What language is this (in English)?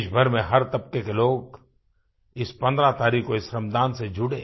Hindi